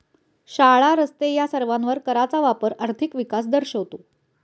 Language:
Marathi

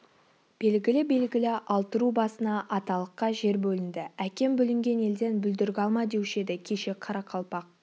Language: Kazakh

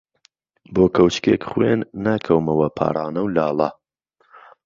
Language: Central Kurdish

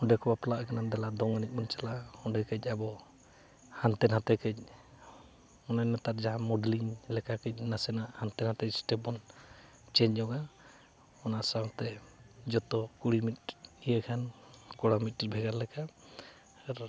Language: Santali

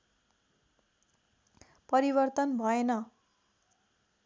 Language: Nepali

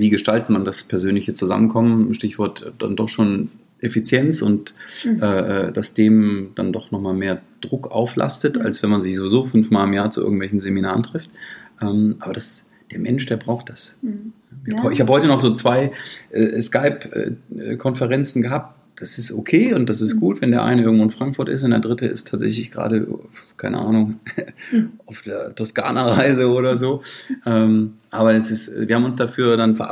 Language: German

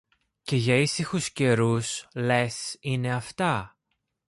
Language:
Greek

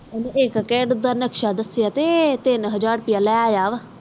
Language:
Punjabi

